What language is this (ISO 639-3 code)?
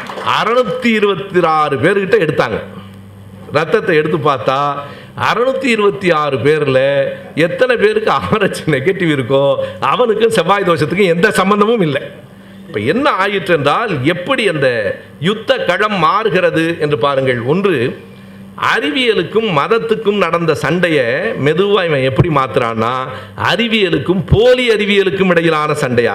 tam